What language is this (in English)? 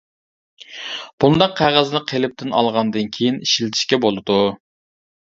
Uyghur